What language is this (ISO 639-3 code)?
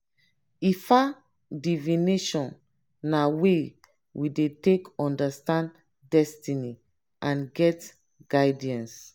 pcm